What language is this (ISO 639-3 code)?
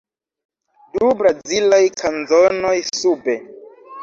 epo